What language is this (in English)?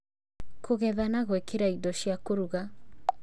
Kikuyu